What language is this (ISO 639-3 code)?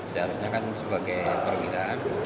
ind